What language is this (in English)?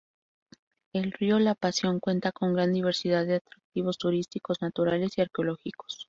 Spanish